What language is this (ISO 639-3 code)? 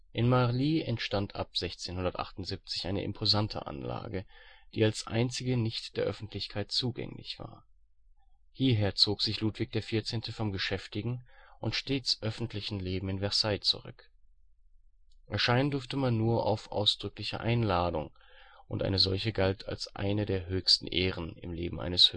deu